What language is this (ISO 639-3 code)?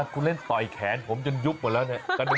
tha